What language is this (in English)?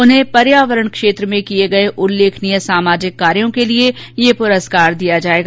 Hindi